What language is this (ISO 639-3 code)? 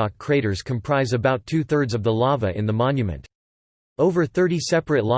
eng